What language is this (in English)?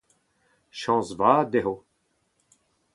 Breton